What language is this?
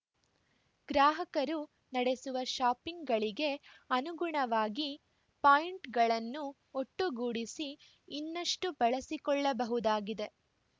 Kannada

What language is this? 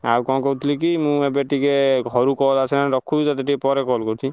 Odia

